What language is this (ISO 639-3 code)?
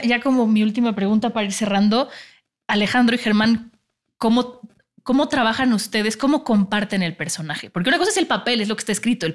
spa